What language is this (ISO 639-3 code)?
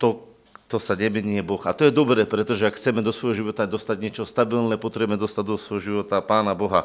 slk